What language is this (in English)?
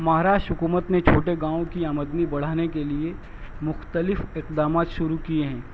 Urdu